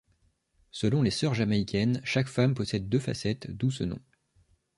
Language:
French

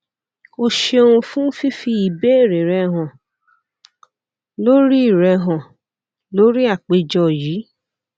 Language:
Yoruba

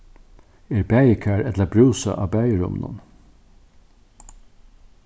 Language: Faroese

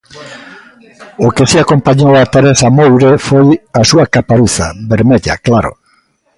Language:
Galician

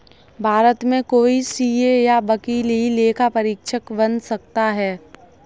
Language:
Hindi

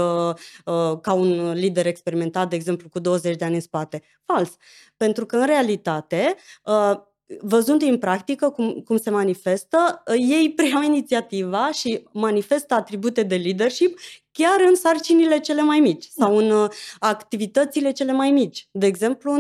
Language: Romanian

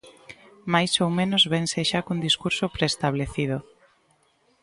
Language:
Galician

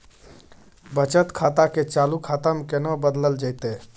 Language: Maithili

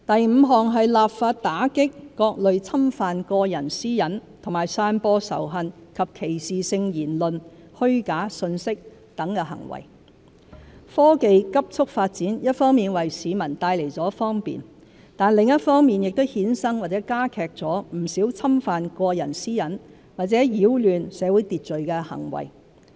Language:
Cantonese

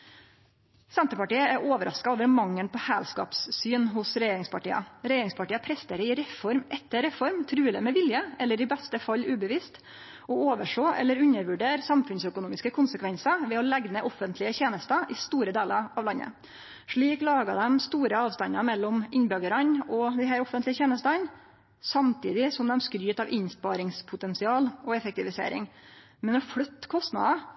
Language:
Norwegian Nynorsk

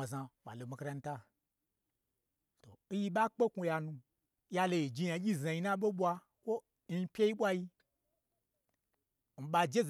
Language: Gbagyi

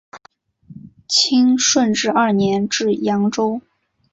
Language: Chinese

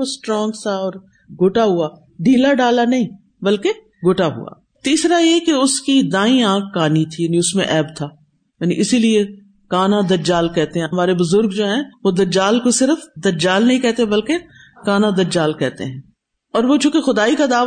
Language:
Urdu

